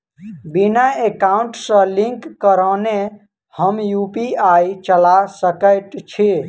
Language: Maithili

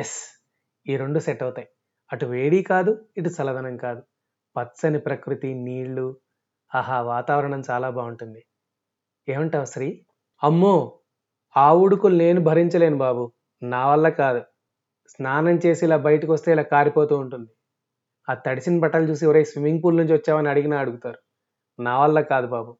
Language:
Telugu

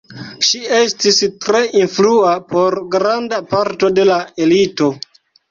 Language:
Esperanto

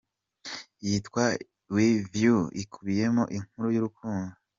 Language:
Kinyarwanda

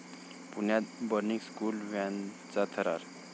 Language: Marathi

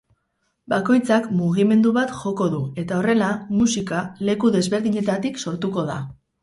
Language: Basque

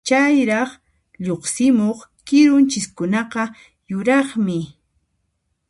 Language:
Puno Quechua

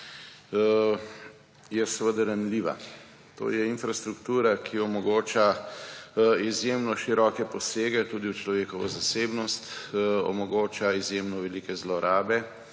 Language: Slovenian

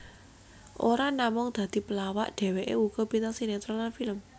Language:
Javanese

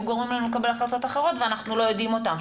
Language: Hebrew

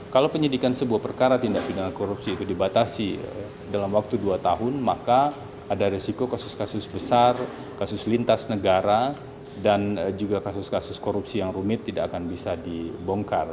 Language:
Indonesian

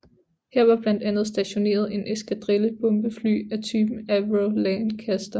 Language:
Danish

